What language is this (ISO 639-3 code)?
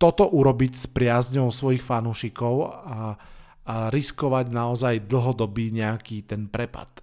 slk